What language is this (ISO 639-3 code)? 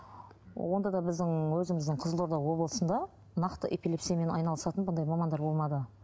kaz